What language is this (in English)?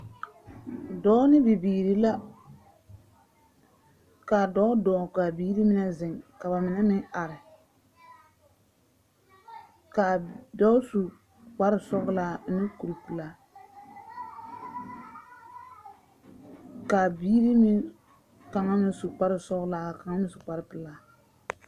Southern Dagaare